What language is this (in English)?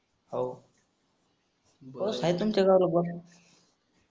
Marathi